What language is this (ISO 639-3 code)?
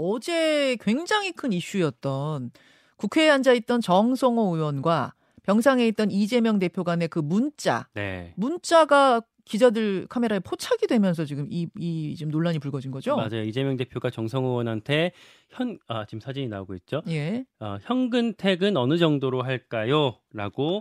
kor